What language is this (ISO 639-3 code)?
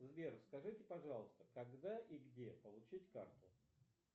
rus